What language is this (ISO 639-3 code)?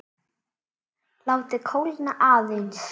isl